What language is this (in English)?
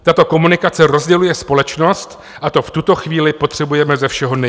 Czech